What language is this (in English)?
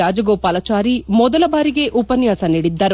Kannada